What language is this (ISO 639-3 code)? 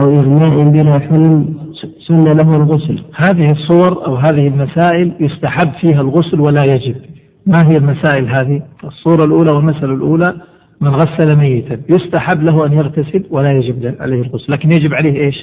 ara